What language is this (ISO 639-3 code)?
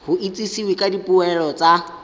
tsn